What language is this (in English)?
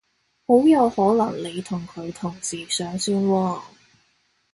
Cantonese